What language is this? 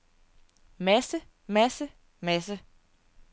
Danish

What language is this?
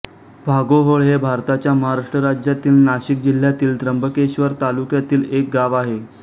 Marathi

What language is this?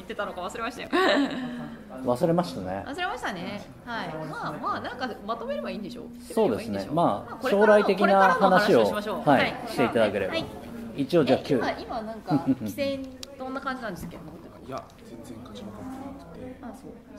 Japanese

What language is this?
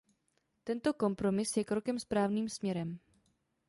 Czech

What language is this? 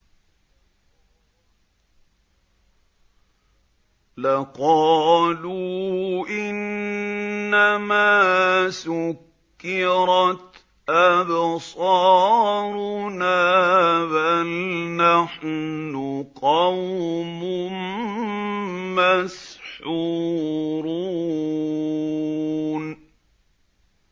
Arabic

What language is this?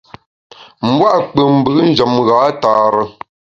Bamun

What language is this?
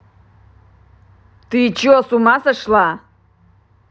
Russian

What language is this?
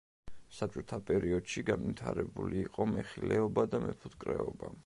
Georgian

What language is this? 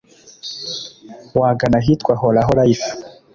Kinyarwanda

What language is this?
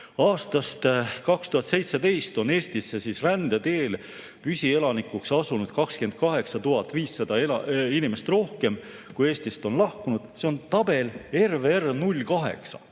Estonian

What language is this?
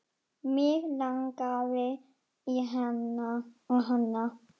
Icelandic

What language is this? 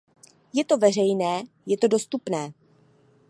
Czech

